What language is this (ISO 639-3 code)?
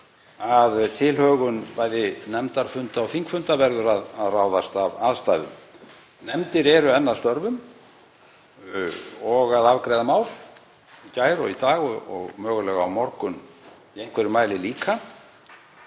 isl